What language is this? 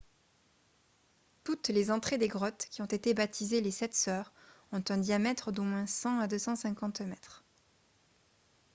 French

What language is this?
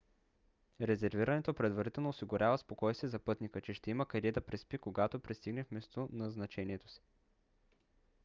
Bulgarian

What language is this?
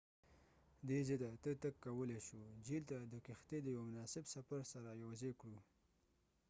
Pashto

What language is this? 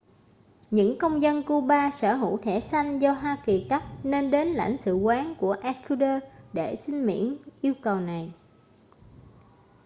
Vietnamese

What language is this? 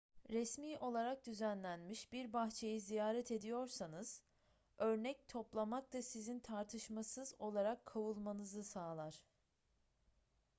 Turkish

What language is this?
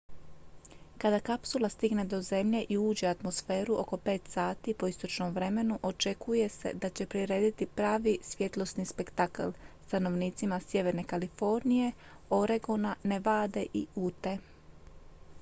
Croatian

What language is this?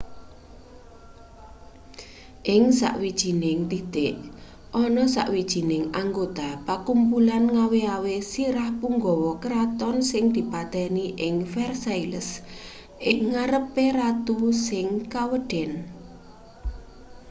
Javanese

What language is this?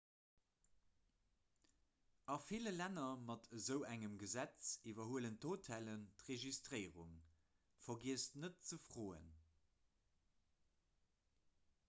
Luxembourgish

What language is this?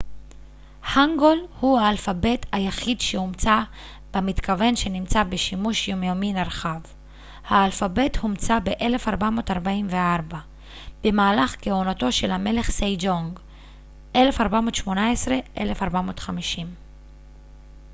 Hebrew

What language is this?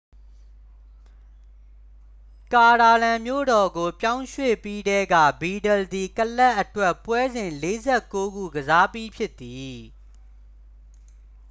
Burmese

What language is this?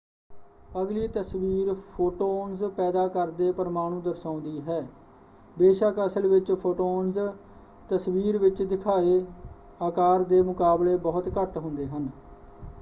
Punjabi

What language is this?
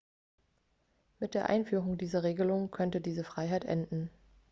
German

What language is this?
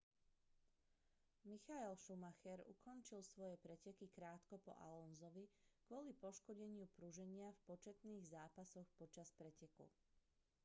Slovak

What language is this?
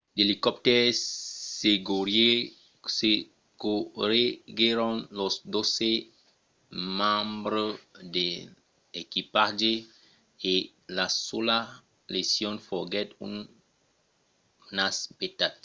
Occitan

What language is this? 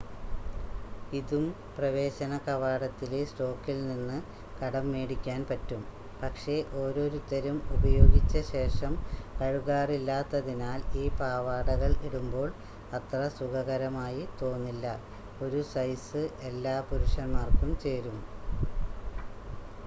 Malayalam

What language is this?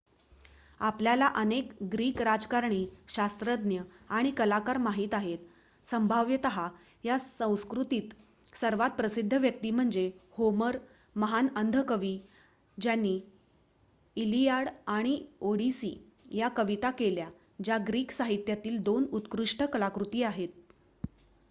Marathi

